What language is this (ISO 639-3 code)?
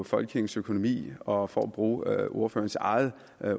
dan